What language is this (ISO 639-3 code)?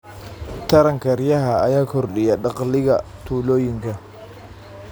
som